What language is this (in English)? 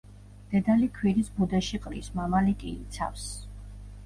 Georgian